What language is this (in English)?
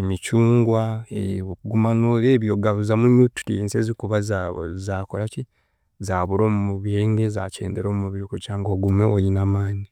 Chiga